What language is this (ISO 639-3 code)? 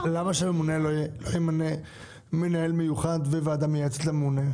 heb